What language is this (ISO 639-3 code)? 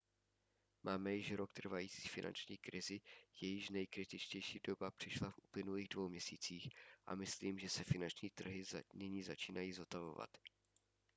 ces